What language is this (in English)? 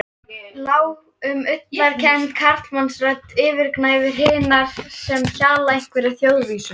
Icelandic